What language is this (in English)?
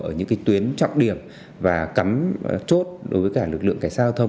Vietnamese